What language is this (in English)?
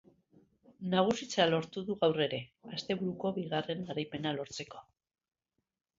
Basque